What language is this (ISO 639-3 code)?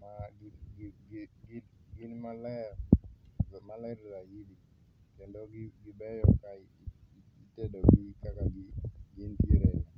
luo